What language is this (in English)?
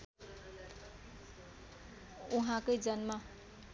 Nepali